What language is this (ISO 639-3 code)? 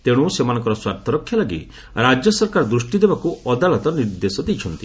ori